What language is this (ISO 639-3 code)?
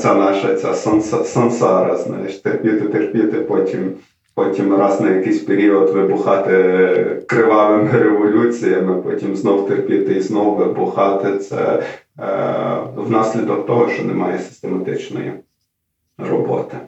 ukr